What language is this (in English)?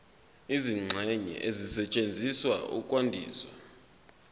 Zulu